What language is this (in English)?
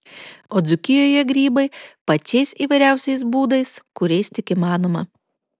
Lithuanian